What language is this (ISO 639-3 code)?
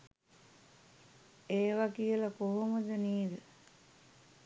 sin